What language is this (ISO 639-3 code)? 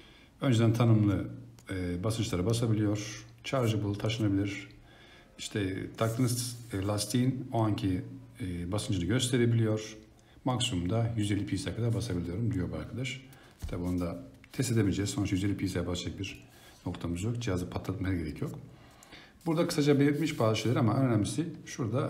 tur